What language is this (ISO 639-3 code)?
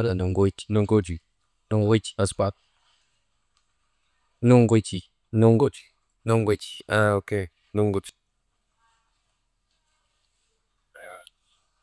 mde